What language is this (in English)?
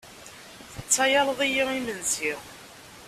Kabyle